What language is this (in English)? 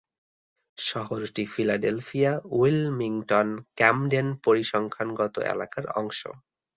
Bangla